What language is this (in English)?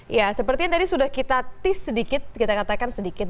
Indonesian